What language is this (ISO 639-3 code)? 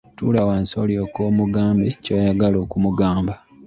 lug